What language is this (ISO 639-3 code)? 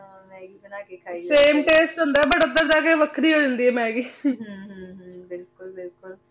pan